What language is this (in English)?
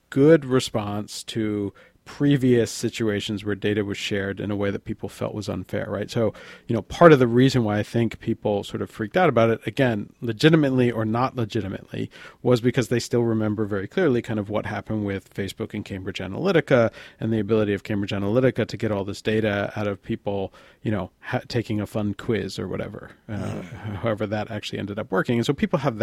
English